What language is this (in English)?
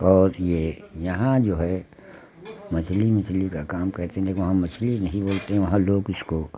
Hindi